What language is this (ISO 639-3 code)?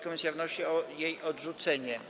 pol